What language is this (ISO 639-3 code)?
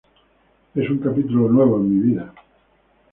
spa